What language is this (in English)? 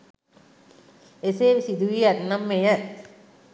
Sinhala